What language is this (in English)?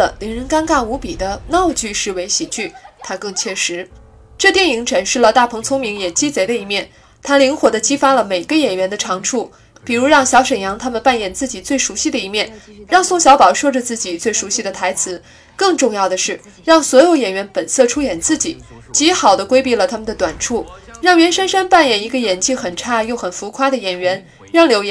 Chinese